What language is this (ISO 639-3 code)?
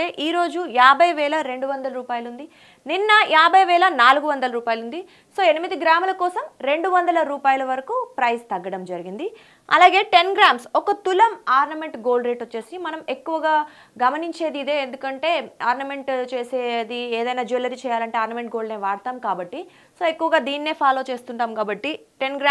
tel